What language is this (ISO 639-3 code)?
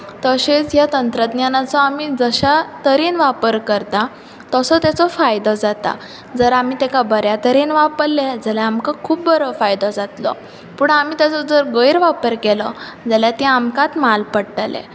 kok